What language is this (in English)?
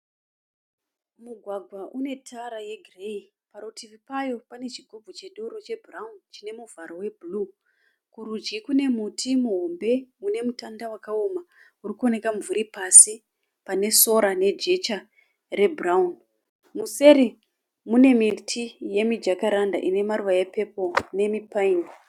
Shona